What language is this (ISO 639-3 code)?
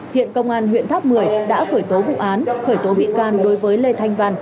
vie